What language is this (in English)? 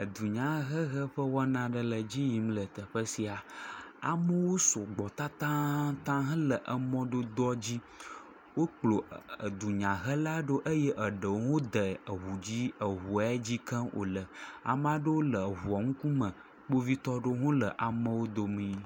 Ewe